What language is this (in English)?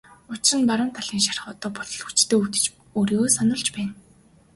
Mongolian